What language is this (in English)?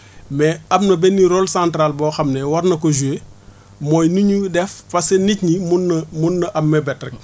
Wolof